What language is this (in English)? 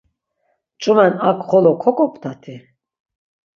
Laz